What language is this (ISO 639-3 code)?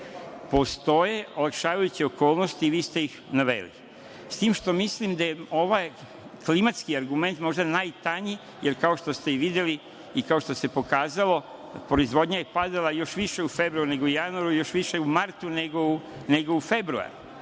srp